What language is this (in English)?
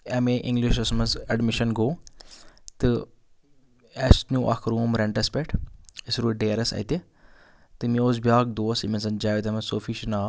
Kashmiri